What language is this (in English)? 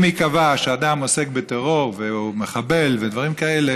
Hebrew